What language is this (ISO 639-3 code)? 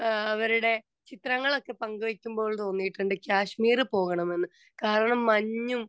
mal